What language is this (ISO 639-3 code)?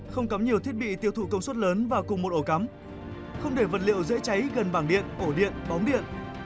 vie